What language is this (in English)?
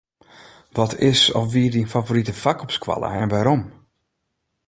Western Frisian